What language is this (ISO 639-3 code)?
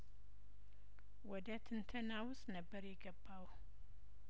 amh